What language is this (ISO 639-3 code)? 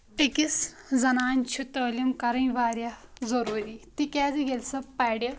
kas